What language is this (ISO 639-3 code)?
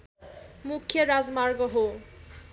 nep